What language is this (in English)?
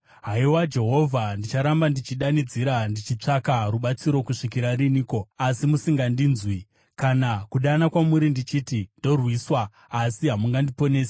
Shona